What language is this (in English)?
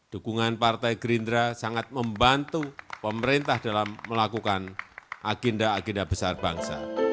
Indonesian